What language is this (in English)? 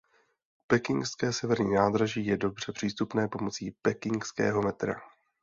Czech